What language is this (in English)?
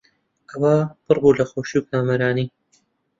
Central Kurdish